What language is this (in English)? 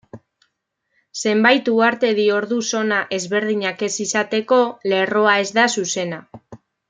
Basque